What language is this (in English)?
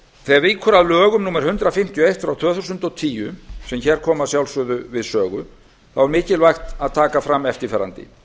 Icelandic